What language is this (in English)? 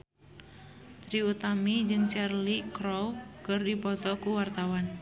Sundanese